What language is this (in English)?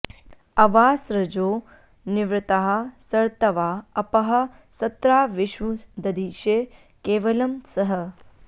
Sanskrit